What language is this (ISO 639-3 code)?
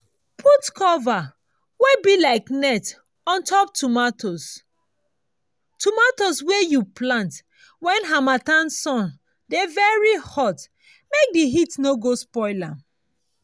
pcm